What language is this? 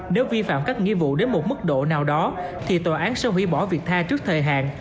Vietnamese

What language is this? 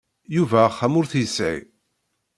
Kabyle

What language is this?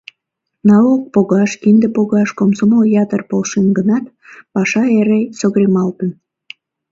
Mari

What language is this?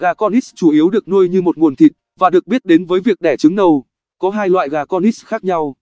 Vietnamese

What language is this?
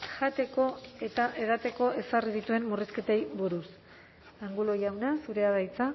Basque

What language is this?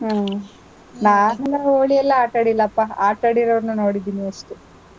Kannada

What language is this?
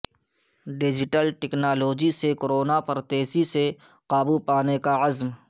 Urdu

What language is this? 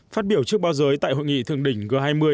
Vietnamese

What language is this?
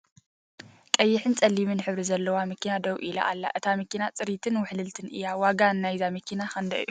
Tigrinya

